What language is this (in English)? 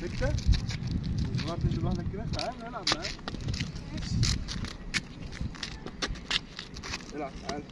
Arabic